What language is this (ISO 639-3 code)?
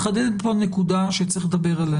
heb